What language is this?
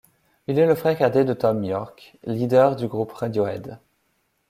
French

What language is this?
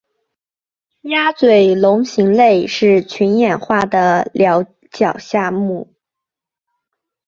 Chinese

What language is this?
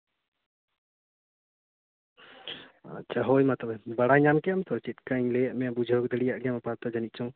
Santali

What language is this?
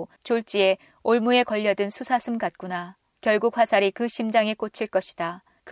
Korean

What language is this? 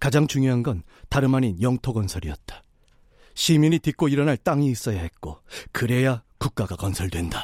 Korean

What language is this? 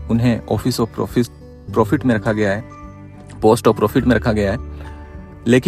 Hindi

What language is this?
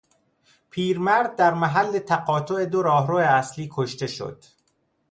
Persian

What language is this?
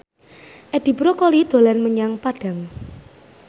Javanese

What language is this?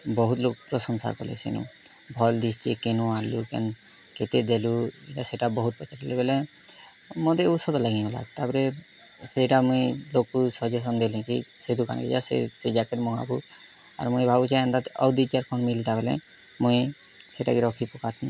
Odia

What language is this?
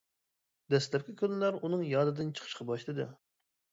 Uyghur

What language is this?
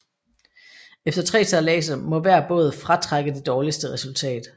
Danish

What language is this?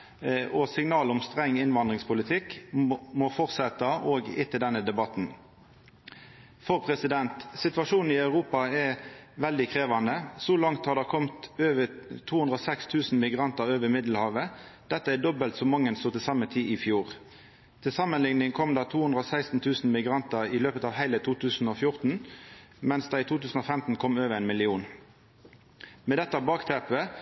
Norwegian Nynorsk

